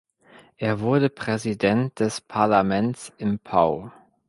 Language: German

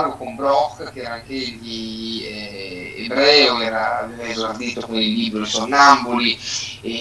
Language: Italian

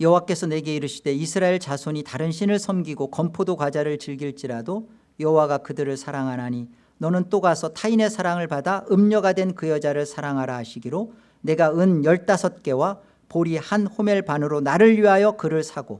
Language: Korean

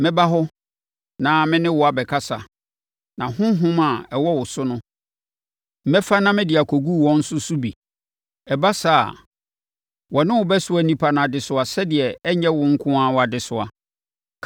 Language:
Akan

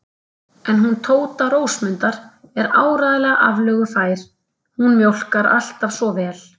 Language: Icelandic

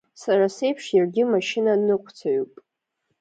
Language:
Abkhazian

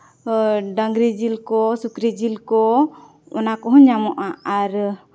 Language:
Santali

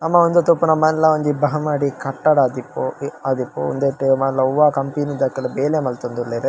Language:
Tulu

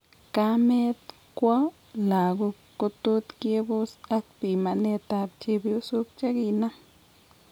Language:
Kalenjin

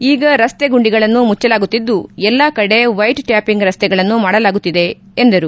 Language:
Kannada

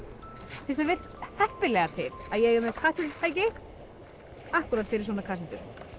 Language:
Icelandic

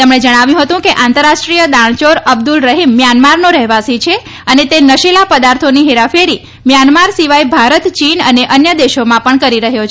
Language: Gujarati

